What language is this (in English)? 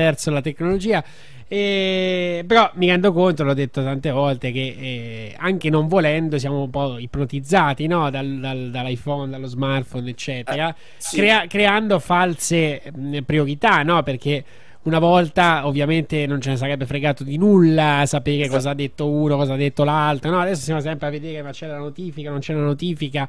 Italian